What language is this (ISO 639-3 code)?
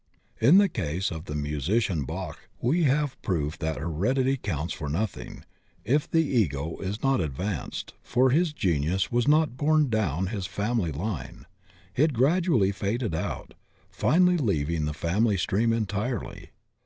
eng